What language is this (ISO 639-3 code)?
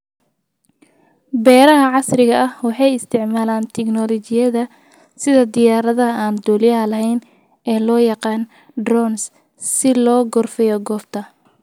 som